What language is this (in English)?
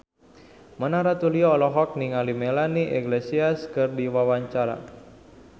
Sundanese